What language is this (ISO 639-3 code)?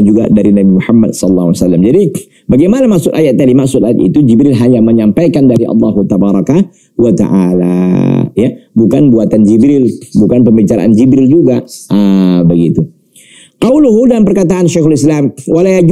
ind